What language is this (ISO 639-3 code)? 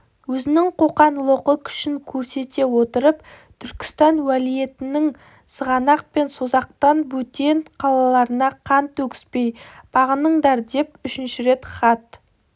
kaz